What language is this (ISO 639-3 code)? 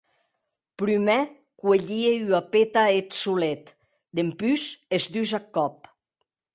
oci